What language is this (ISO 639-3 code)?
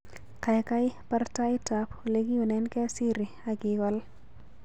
kln